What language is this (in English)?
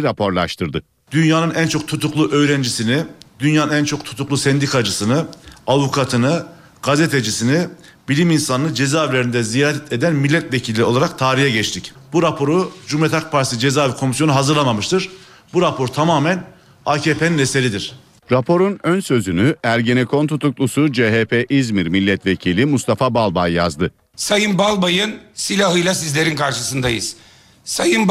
Turkish